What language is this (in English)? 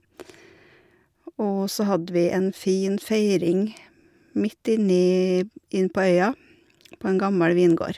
Norwegian